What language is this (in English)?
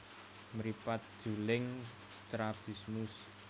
Javanese